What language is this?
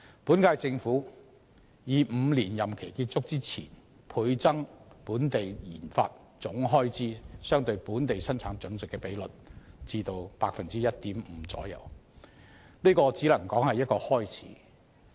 Cantonese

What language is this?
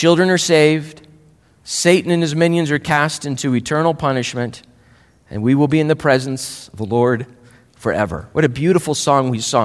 English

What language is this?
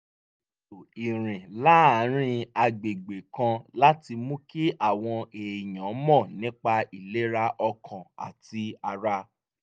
Yoruba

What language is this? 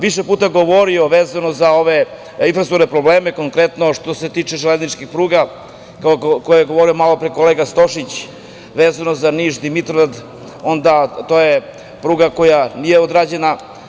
Serbian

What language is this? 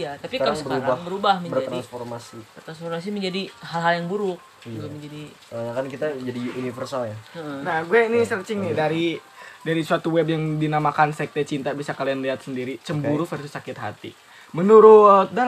Indonesian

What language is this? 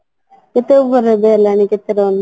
Odia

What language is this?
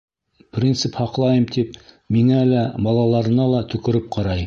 Bashkir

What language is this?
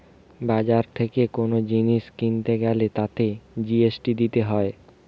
Bangla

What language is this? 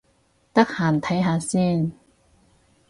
Cantonese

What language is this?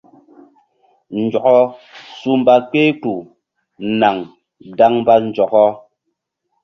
Mbum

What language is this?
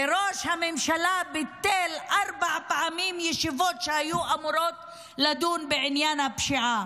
Hebrew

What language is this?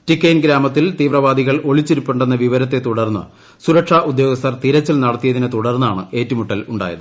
Malayalam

